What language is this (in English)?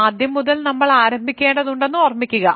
Malayalam